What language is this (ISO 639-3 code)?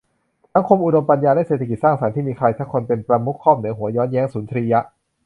tha